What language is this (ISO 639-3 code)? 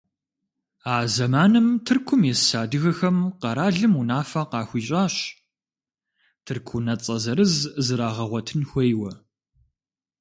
kbd